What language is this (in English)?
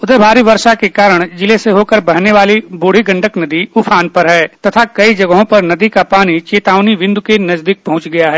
Hindi